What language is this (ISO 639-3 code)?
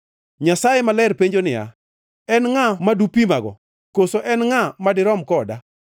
luo